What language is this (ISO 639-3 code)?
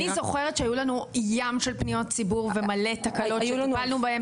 heb